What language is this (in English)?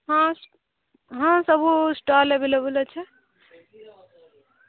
Odia